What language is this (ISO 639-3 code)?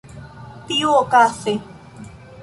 epo